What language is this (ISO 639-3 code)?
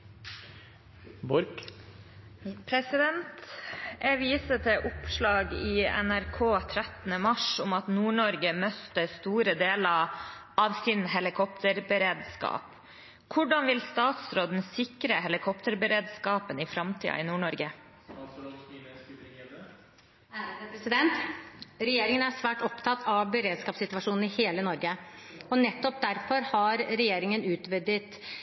nor